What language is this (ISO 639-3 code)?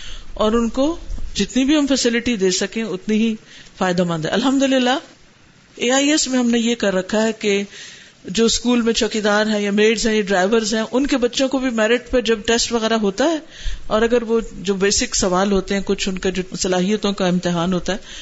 urd